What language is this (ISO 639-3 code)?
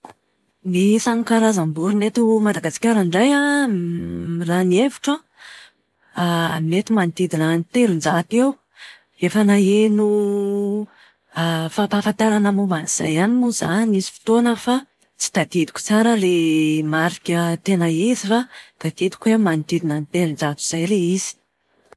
mlg